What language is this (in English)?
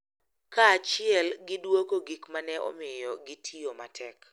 Luo (Kenya and Tanzania)